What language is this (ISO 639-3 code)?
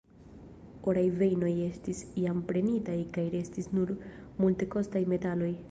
epo